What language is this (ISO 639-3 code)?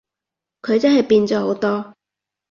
yue